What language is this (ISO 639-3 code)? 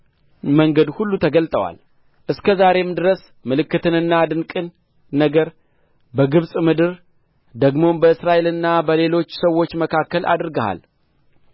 amh